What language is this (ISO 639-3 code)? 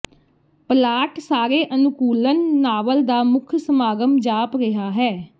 pan